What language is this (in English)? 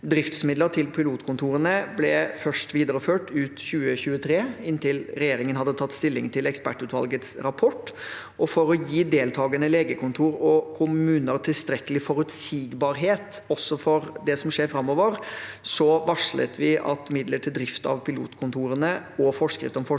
Norwegian